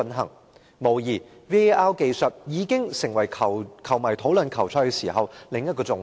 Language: Cantonese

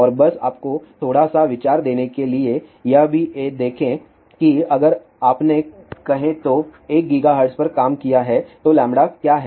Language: Hindi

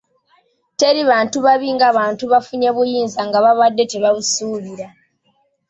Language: Ganda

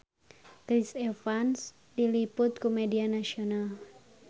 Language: Sundanese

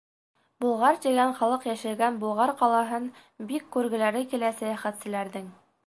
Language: Bashkir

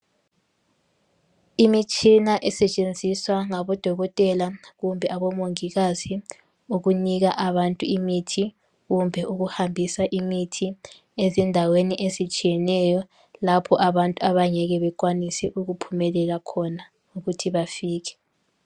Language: North Ndebele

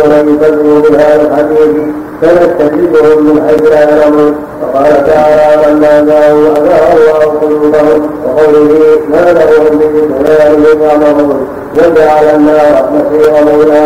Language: Arabic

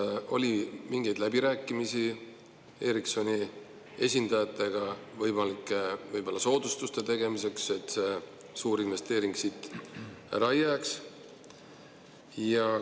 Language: Estonian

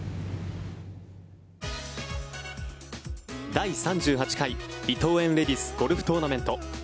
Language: Japanese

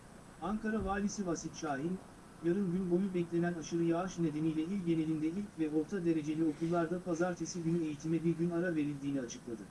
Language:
Turkish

